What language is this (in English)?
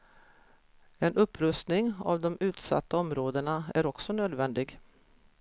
Swedish